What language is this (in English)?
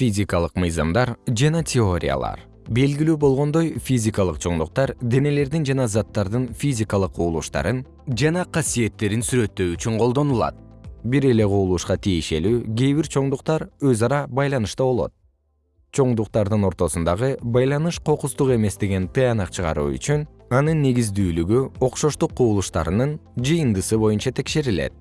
Kyrgyz